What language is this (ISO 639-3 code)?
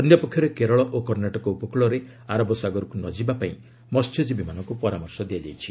ori